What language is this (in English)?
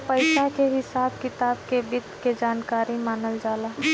Bhojpuri